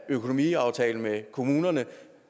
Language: Danish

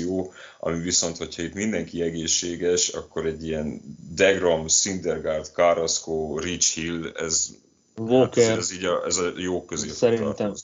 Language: Hungarian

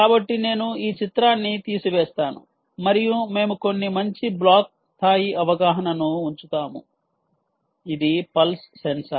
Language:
Telugu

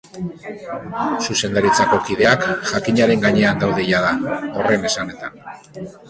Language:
Basque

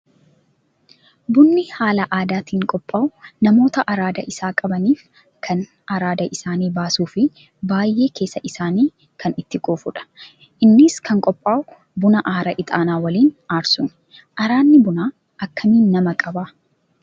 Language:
Oromo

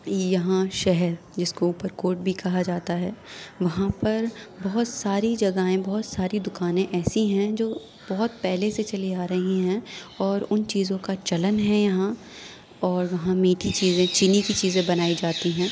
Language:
Urdu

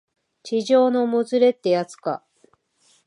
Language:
Japanese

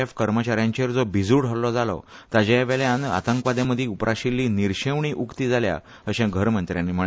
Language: Konkani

